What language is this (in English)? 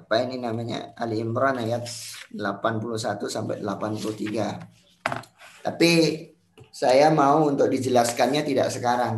Indonesian